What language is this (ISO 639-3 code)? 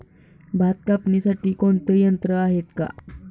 mar